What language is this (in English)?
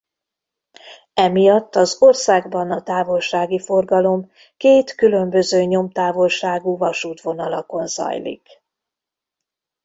Hungarian